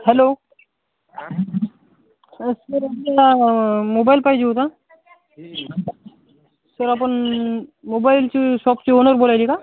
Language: Marathi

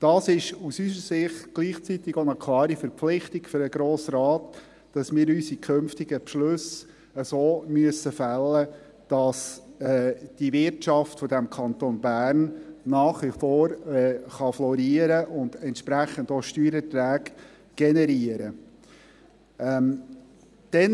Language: Swiss German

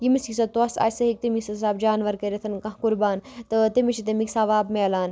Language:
Kashmiri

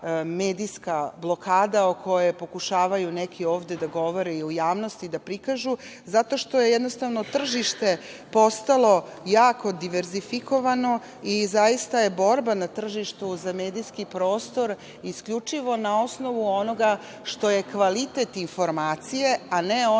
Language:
Serbian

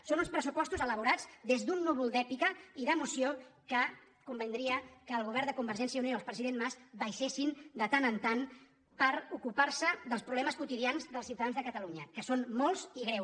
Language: Catalan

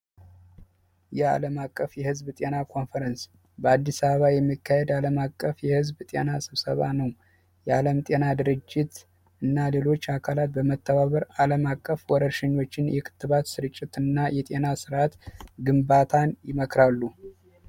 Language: Amharic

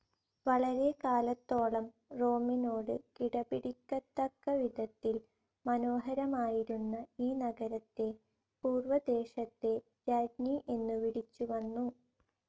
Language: Malayalam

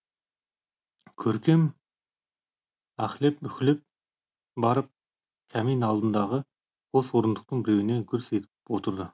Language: Kazakh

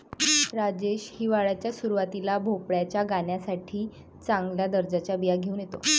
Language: Marathi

